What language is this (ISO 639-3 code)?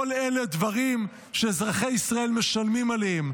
heb